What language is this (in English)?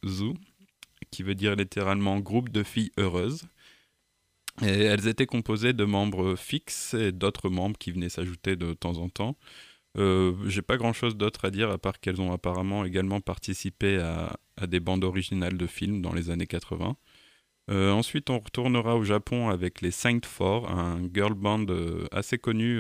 French